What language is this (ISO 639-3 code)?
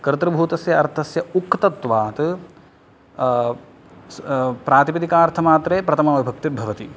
san